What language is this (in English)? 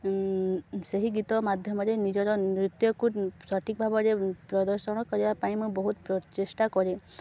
Odia